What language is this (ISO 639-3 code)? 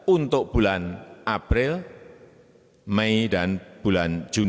ind